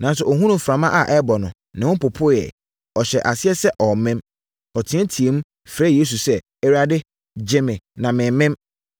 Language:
Akan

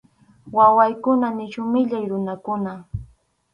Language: Arequipa-La Unión Quechua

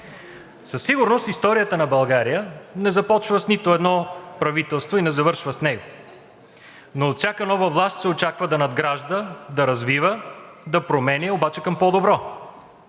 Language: Bulgarian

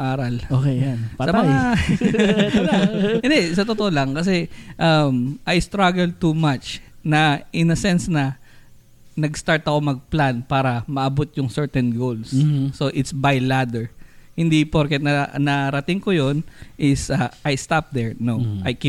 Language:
Filipino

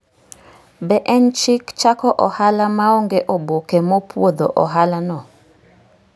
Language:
Luo (Kenya and Tanzania)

